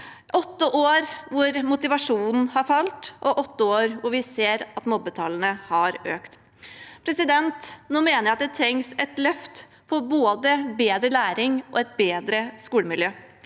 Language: Norwegian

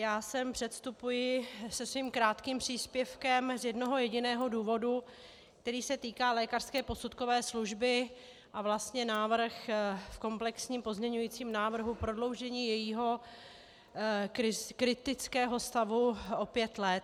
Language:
Czech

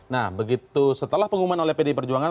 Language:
Indonesian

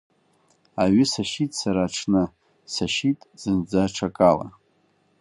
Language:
Abkhazian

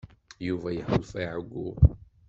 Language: Kabyle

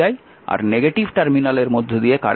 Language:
Bangla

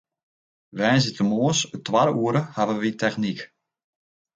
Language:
Western Frisian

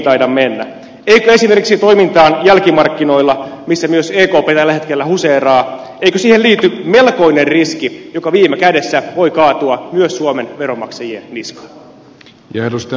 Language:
Finnish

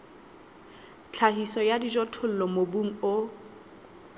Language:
Southern Sotho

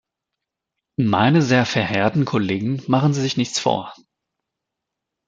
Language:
German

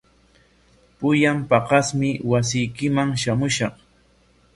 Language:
Corongo Ancash Quechua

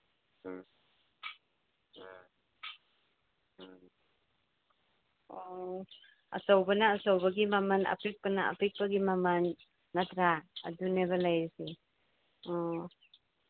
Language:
Manipuri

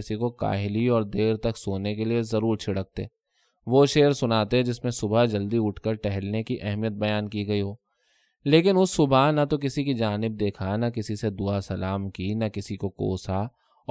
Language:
Urdu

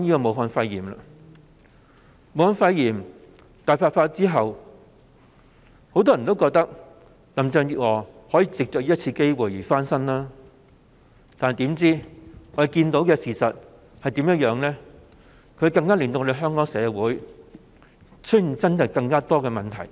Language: Cantonese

